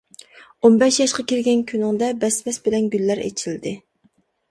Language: Uyghur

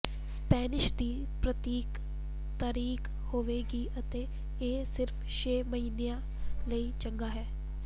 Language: Punjabi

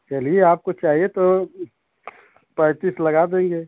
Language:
Hindi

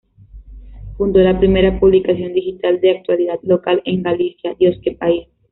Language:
Spanish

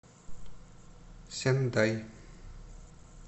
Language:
Russian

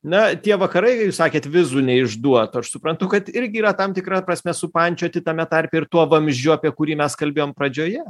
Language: Lithuanian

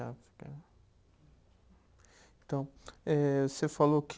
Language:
Portuguese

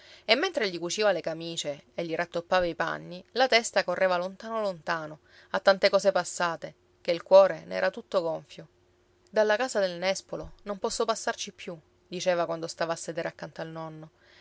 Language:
Italian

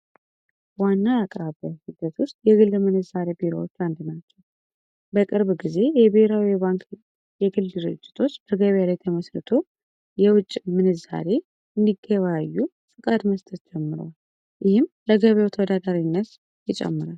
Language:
Amharic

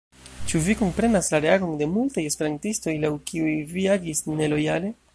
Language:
Esperanto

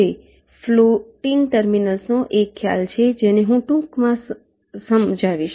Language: Gujarati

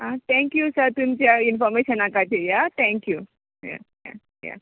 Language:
Konkani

